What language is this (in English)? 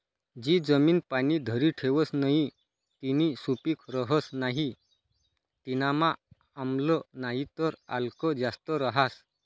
Marathi